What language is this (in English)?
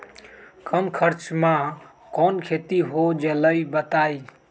Magahi